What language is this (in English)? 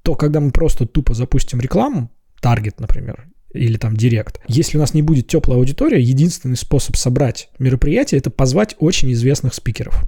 Russian